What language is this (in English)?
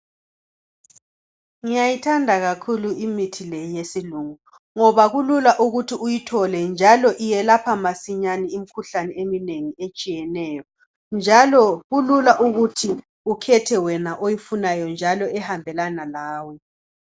North Ndebele